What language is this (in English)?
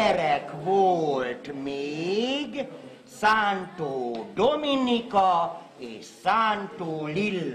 Hungarian